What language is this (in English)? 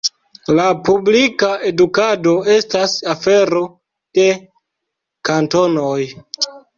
Esperanto